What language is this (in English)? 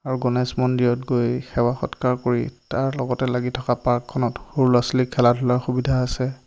Assamese